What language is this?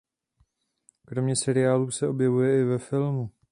Czech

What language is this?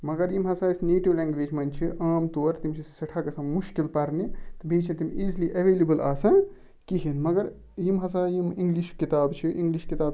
Kashmiri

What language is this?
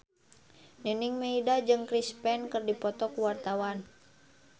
Sundanese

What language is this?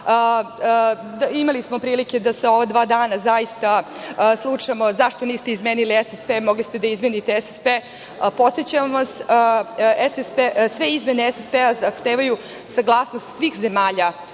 Serbian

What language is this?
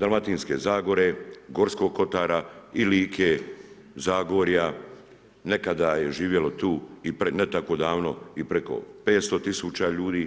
Croatian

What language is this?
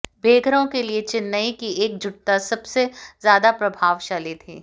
Hindi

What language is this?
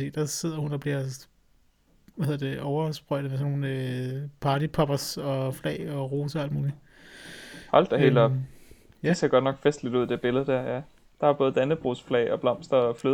Danish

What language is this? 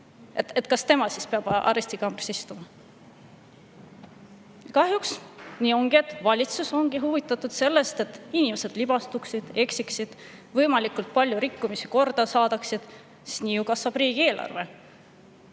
Estonian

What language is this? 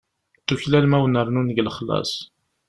Kabyle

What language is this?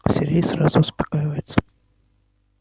Russian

